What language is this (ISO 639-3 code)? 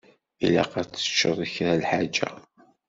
kab